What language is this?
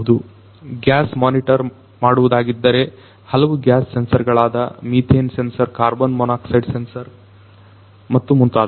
Kannada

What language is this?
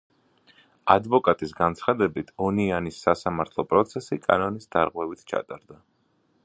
Georgian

